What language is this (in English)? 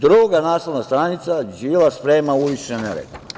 Serbian